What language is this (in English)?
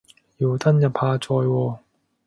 Cantonese